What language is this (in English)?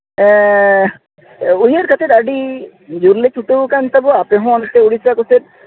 Santali